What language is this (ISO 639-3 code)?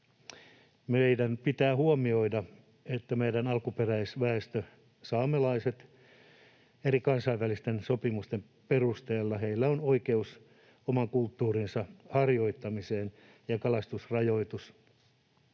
fin